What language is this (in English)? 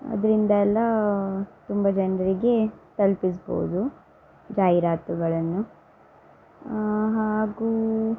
Kannada